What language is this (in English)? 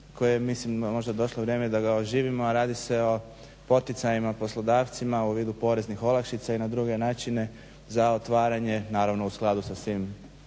Croatian